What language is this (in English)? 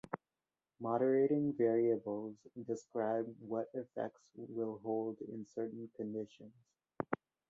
English